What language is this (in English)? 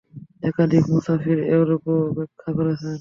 Bangla